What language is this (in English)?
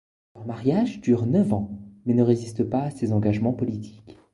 French